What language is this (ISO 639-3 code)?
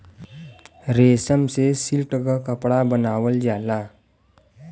bho